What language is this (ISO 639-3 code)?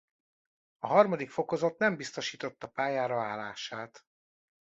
hun